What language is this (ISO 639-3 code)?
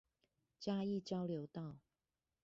zho